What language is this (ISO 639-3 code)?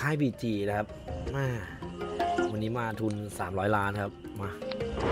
tha